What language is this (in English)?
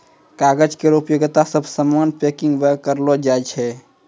Maithili